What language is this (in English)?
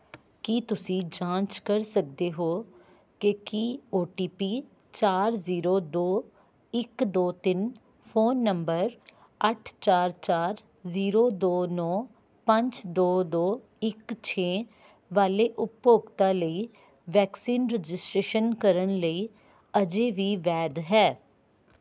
Punjabi